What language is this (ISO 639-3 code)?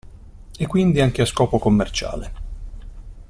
ita